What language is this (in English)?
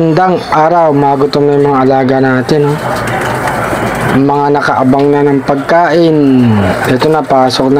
Filipino